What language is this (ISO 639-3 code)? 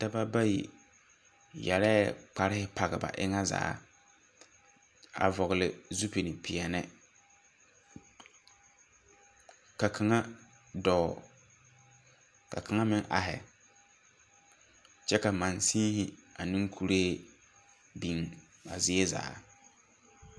dga